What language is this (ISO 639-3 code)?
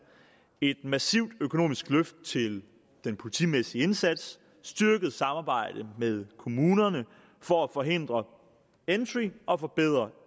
dan